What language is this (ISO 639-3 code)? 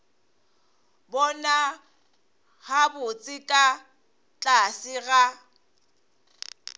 nso